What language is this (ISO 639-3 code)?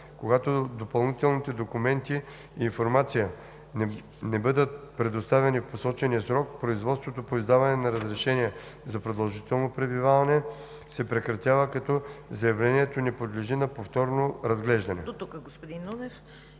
bul